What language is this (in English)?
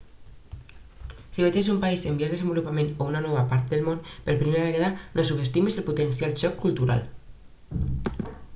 Catalan